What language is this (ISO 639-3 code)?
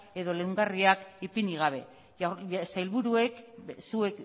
eus